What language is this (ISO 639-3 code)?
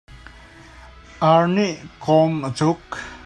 cnh